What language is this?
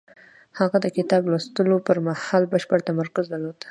Pashto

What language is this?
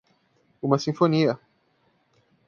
Portuguese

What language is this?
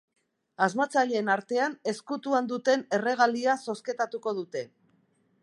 Basque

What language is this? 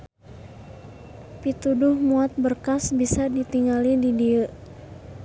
Sundanese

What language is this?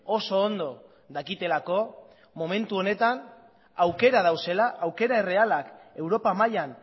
Basque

